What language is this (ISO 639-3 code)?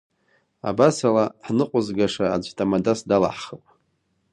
abk